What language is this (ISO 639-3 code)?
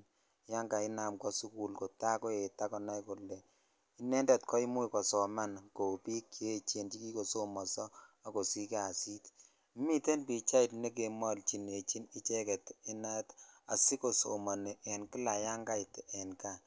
kln